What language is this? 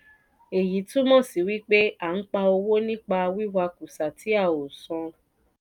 Yoruba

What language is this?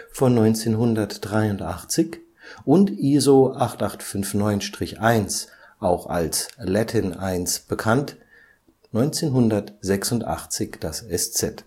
German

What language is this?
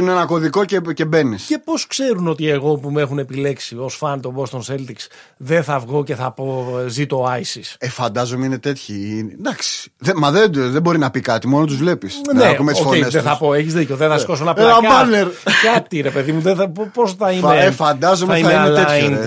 Greek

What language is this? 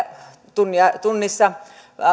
Finnish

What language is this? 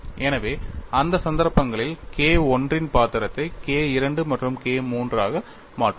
Tamil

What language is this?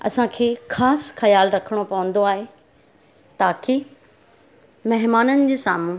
Sindhi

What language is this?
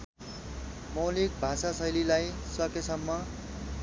Nepali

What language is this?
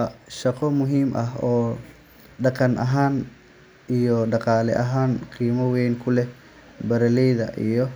Somali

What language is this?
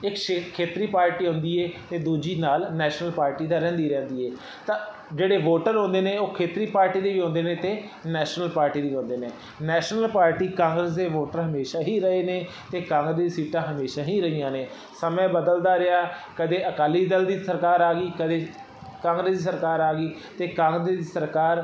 Punjabi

